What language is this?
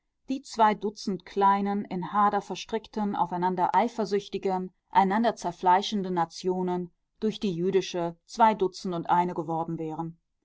German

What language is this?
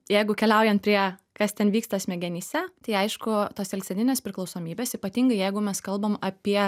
Lithuanian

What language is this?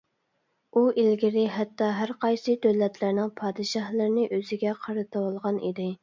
Uyghur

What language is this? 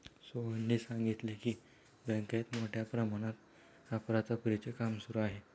Marathi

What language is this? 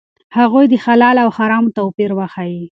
Pashto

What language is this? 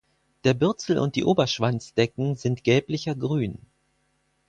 German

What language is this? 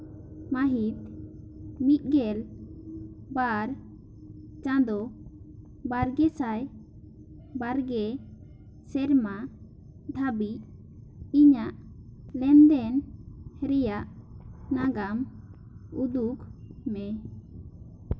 Santali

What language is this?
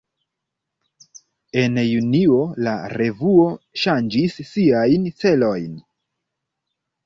Esperanto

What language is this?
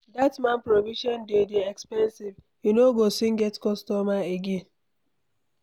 Nigerian Pidgin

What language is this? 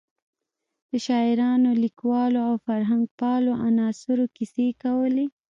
Pashto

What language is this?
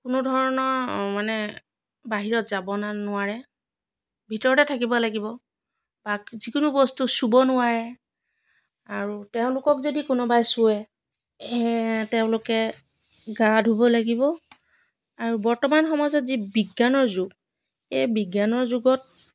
Assamese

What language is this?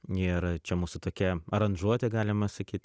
Lithuanian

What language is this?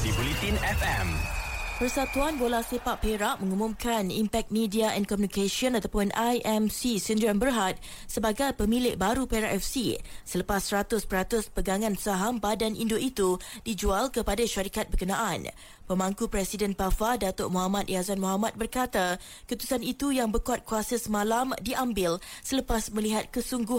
Malay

